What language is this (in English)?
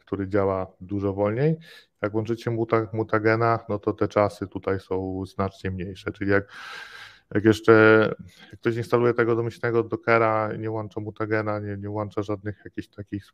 Polish